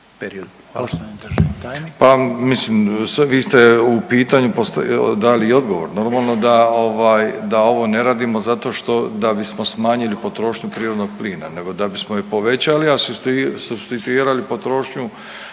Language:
Croatian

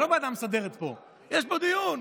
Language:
Hebrew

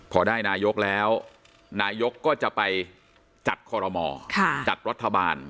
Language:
Thai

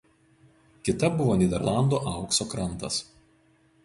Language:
Lithuanian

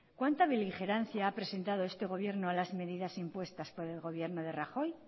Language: Spanish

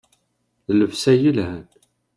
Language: Kabyle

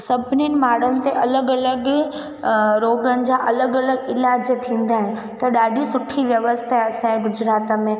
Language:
Sindhi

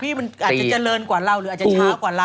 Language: Thai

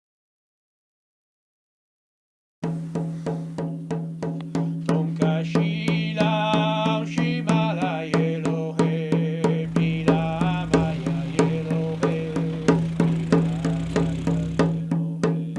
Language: Italian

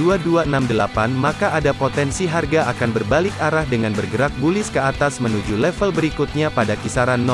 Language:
Indonesian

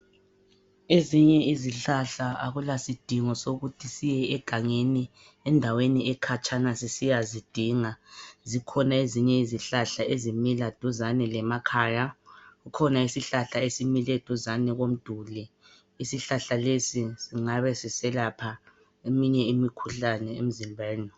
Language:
North Ndebele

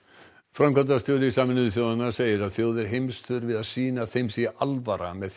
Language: Icelandic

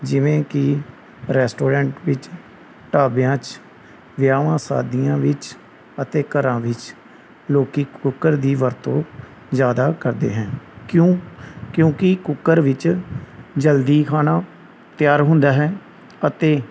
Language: Punjabi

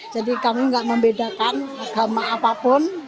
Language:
Indonesian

